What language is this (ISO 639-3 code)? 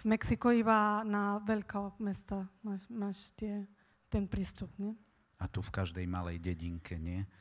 slk